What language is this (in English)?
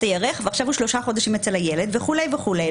Hebrew